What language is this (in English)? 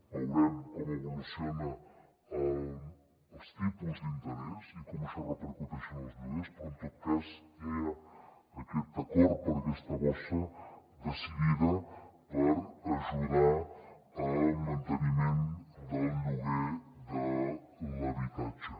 Catalan